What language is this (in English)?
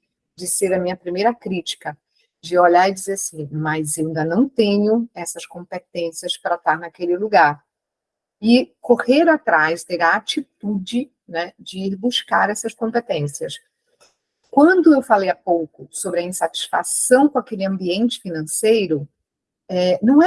Portuguese